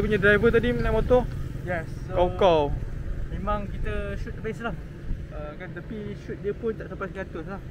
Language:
Malay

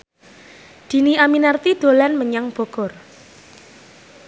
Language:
Javanese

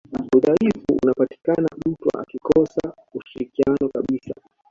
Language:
Swahili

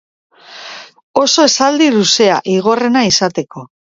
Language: Basque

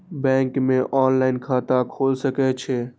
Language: Maithili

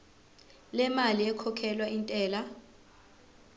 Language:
Zulu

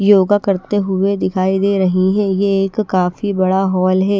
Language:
Hindi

